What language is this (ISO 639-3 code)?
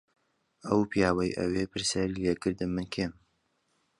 ckb